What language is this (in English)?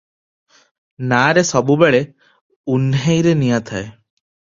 Odia